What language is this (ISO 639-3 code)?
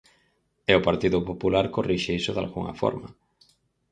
glg